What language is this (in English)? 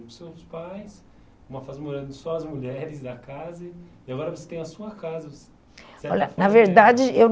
Portuguese